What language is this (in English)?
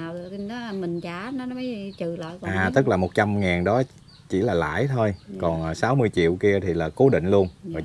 Vietnamese